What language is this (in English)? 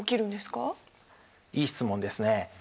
Japanese